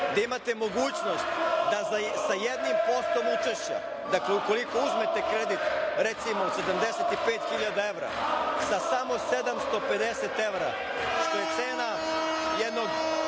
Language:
Serbian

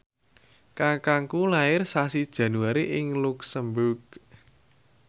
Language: Javanese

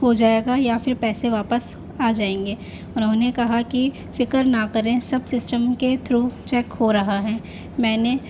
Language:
Urdu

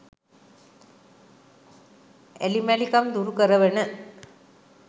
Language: Sinhala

